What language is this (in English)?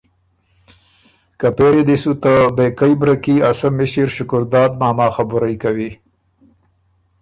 Ormuri